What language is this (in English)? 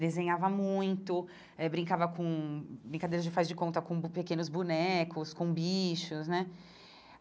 Portuguese